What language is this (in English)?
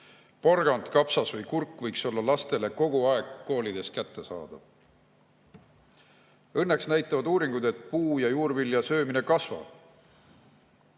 Estonian